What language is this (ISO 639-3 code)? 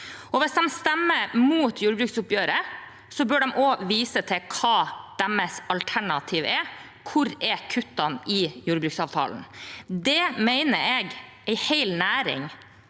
nor